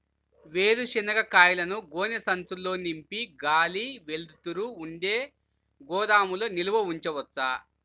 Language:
Telugu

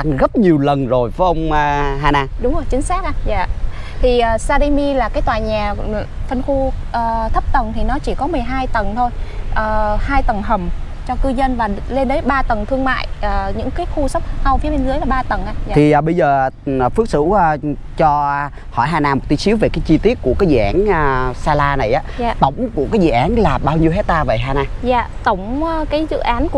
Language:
Vietnamese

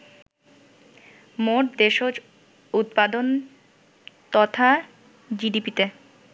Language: Bangla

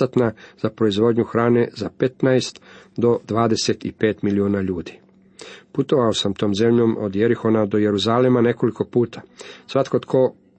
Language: Croatian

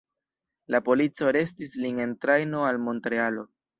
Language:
Esperanto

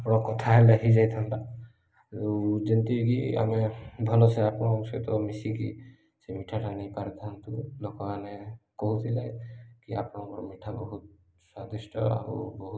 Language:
Odia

